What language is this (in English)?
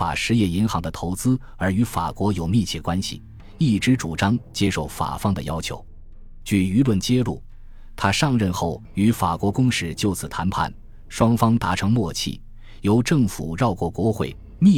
Chinese